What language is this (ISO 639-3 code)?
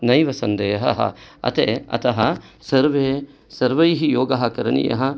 san